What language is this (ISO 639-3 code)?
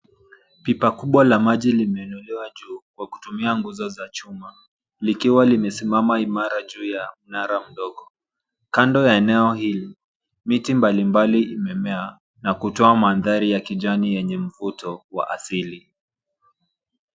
swa